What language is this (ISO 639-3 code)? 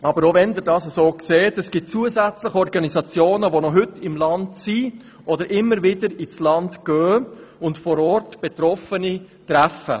gsw